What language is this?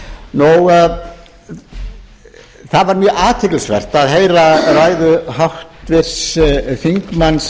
Icelandic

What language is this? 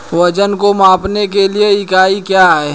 Hindi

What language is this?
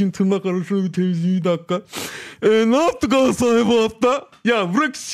Turkish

